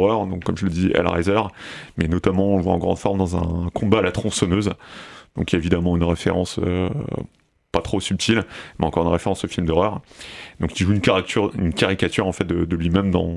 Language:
French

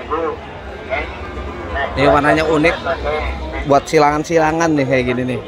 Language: Indonesian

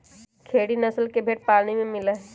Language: Magahi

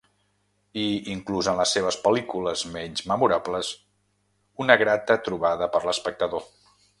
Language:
Catalan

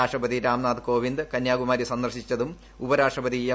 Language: Malayalam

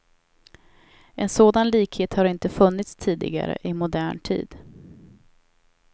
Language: Swedish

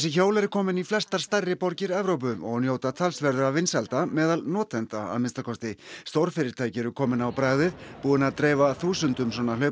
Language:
Icelandic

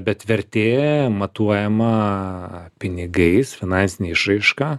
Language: Lithuanian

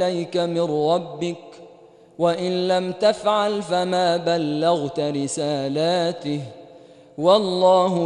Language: Arabic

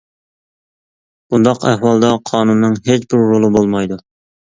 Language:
Uyghur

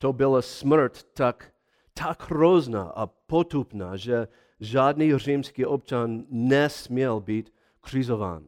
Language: Czech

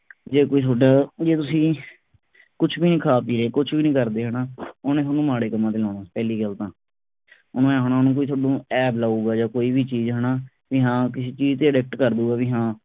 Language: Punjabi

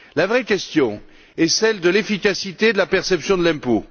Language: French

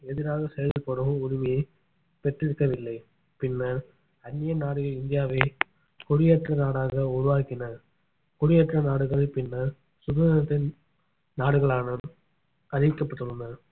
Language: Tamil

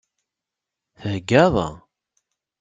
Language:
Kabyle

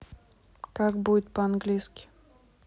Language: Russian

